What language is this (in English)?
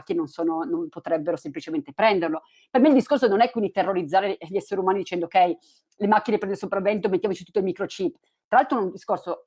Italian